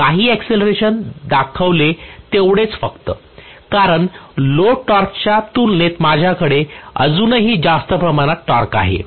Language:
Marathi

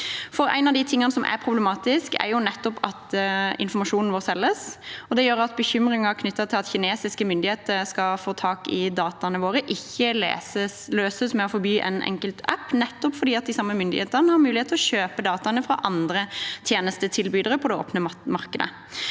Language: Norwegian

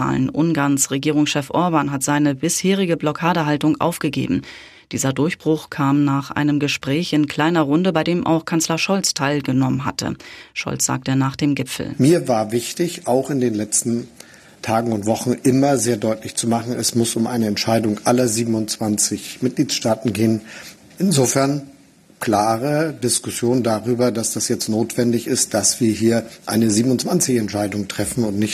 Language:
German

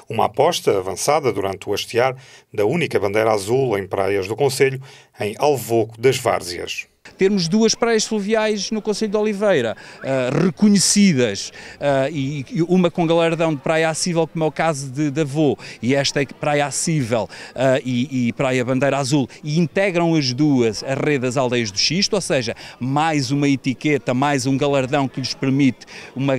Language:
Portuguese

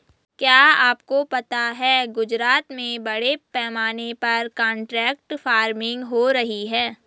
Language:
Hindi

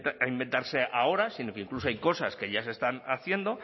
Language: Spanish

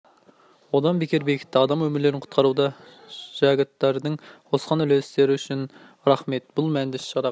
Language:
Kazakh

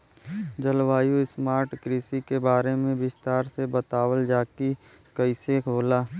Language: Bhojpuri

